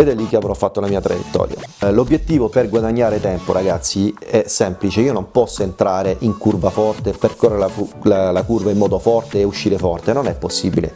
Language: Italian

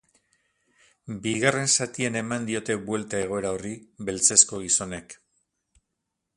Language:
Basque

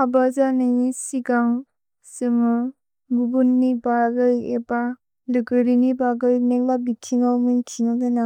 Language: Bodo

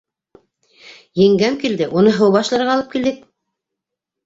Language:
Bashkir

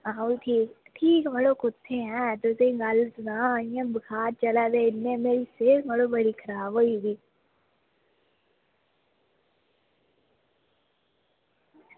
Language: Dogri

